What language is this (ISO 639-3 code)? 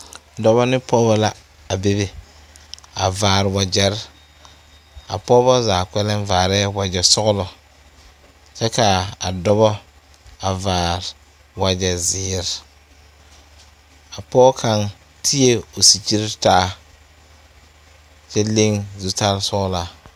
dga